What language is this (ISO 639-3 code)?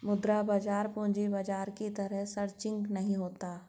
hin